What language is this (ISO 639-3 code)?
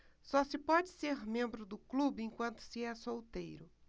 por